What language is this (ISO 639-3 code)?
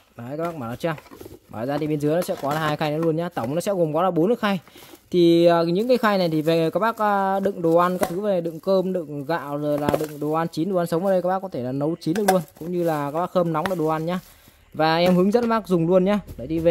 vie